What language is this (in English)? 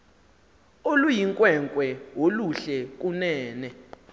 Xhosa